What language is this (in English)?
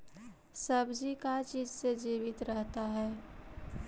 Magahi